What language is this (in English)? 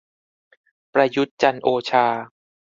Thai